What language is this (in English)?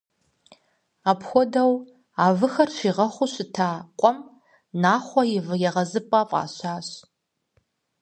Kabardian